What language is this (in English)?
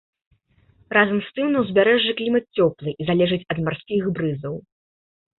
Belarusian